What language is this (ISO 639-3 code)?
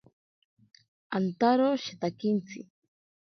prq